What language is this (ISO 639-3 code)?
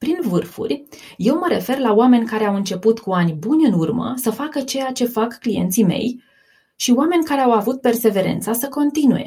ron